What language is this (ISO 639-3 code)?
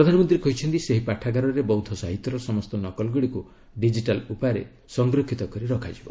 ori